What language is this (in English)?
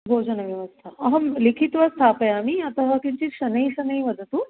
Sanskrit